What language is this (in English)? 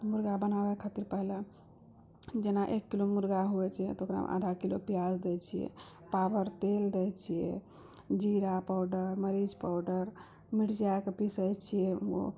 Maithili